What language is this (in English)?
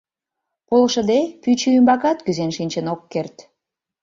Mari